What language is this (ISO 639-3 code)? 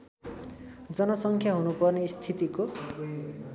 nep